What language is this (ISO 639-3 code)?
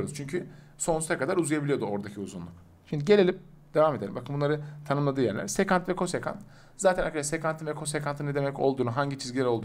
tur